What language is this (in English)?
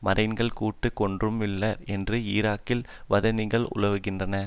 Tamil